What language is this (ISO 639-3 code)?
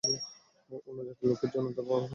ben